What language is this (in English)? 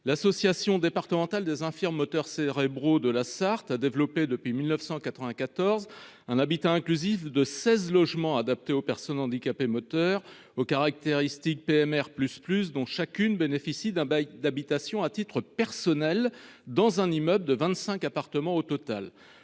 French